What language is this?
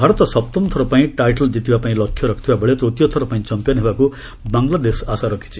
Odia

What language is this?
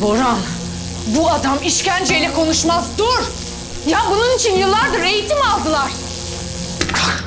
Turkish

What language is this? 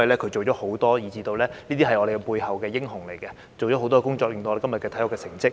Cantonese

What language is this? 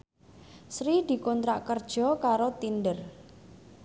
Javanese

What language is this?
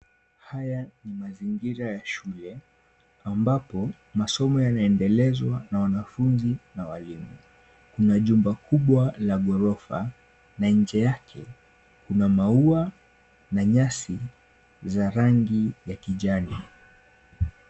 Swahili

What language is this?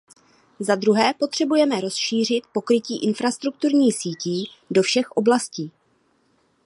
Czech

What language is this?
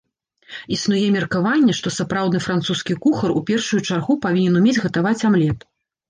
Belarusian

